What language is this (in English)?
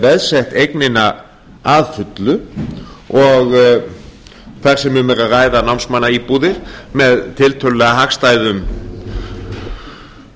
Icelandic